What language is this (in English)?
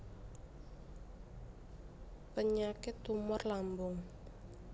Javanese